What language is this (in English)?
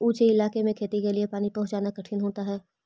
Magahi